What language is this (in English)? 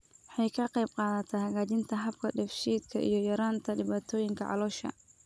Somali